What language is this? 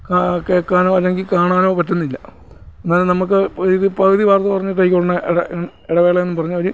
Malayalam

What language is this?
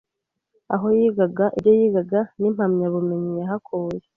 Kinyarwanda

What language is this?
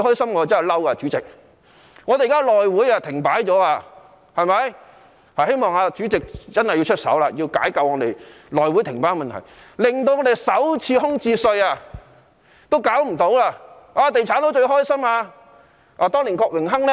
Cantonese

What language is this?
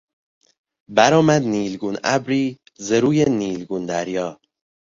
Persian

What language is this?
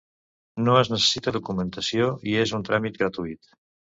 Catalan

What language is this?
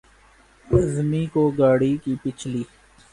Urdu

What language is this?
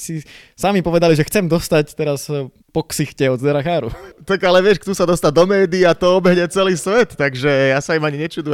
Slovak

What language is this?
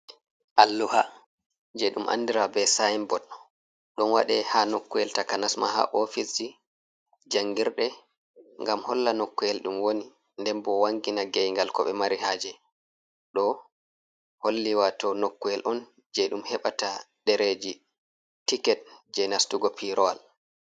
Fula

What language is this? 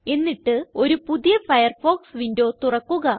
Malayalam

